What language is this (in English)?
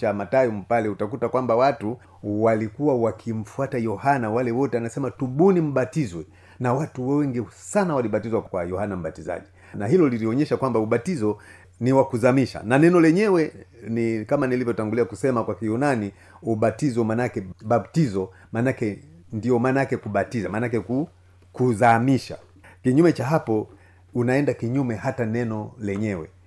Swahili